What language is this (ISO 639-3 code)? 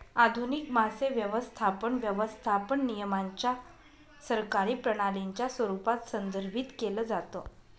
mar